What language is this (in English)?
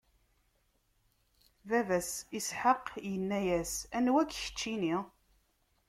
Kabyle